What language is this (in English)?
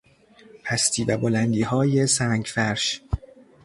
Persian